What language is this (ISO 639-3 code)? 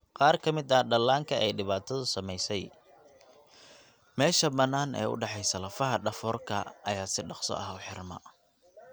som